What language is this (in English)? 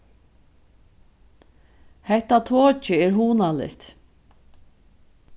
Faroese